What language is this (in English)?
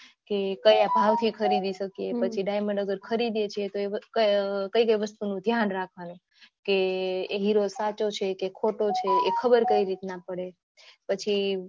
Gujarati